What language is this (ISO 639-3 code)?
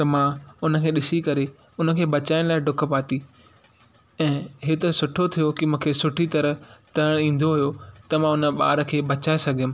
snd